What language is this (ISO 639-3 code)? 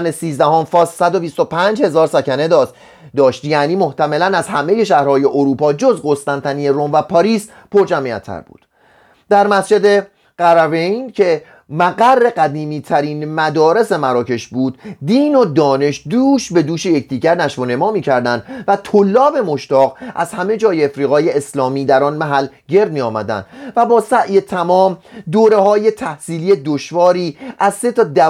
fas